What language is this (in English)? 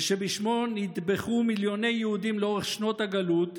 Hebrew